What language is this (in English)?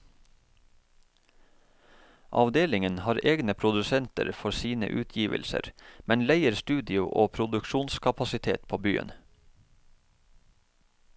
Norwegian